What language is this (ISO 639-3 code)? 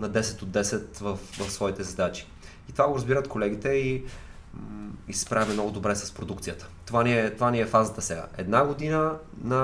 bul